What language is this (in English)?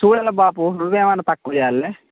Telugu